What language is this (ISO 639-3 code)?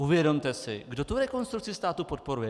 ces